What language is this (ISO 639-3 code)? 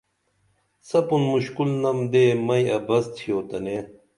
dml